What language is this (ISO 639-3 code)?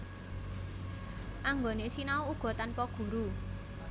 jav